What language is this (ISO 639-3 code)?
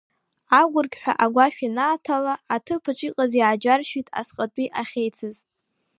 abk